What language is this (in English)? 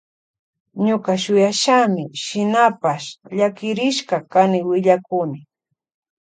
Loja Highland Quichua